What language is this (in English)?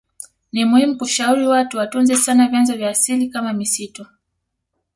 Swahili